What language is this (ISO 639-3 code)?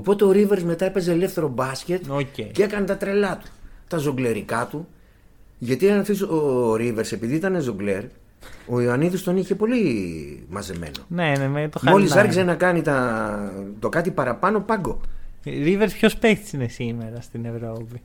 ell